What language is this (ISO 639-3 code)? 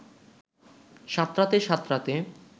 ben